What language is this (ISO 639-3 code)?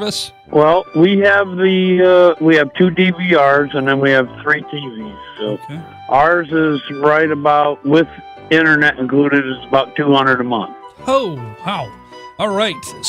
eng